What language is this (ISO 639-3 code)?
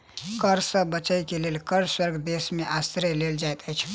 mai